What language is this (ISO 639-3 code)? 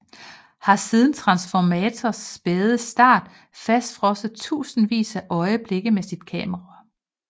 dan